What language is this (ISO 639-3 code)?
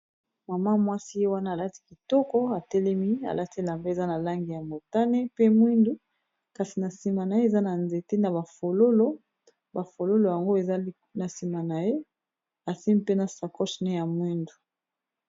lin